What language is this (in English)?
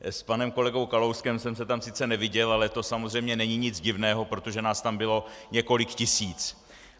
Czech